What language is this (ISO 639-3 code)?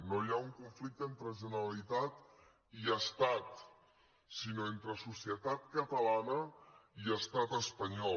cat